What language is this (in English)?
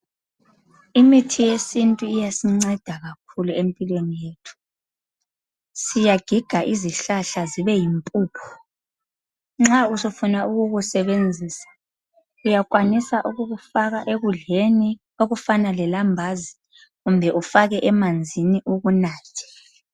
North Ndebele